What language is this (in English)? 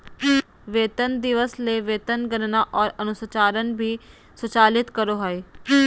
Magahi